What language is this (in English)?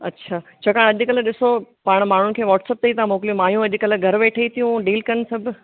Sindhi